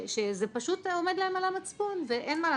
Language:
Hebrew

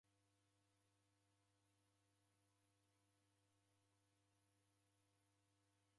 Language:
Taita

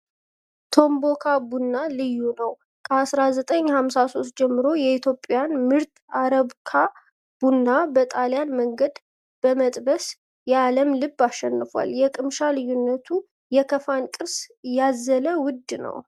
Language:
Amharic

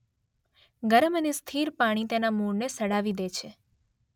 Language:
Gujarati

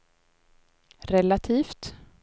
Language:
Swedish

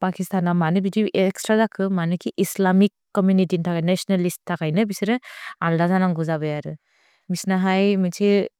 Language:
Bodo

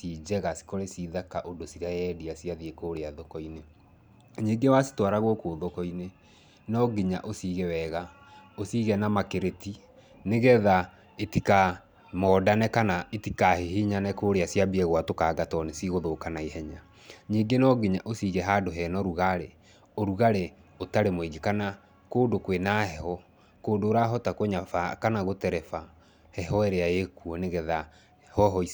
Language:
Kikuyu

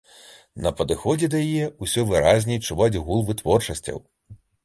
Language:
Belarusian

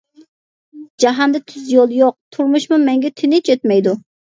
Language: Uyghur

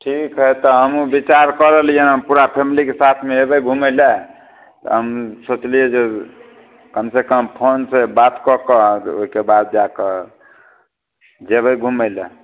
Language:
Maithili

